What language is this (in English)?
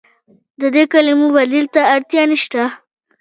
Pashto